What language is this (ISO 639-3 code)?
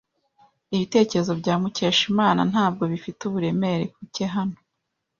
kin